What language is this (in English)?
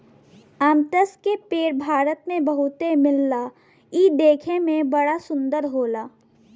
Bhojpuri